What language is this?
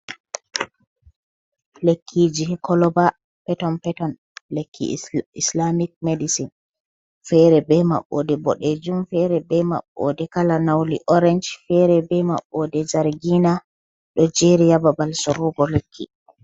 Fula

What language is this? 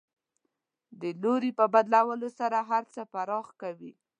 Pashto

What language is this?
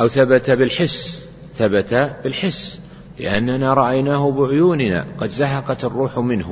Arabic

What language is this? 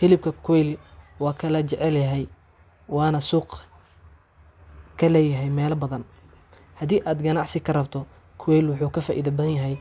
Somali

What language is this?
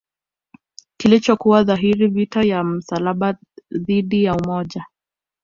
Swahili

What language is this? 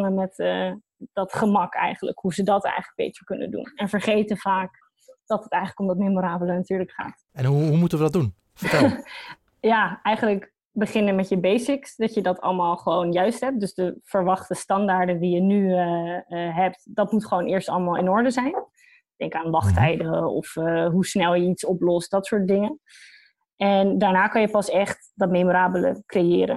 Dutch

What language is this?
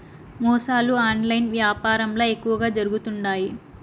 Telugu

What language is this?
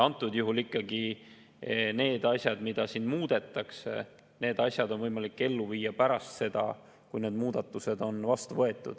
Estonian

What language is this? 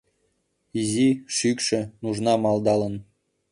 Mari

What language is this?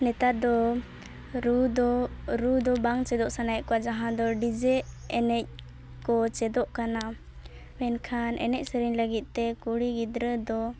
Santali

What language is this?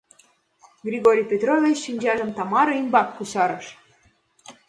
Mari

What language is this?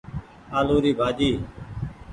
Goaria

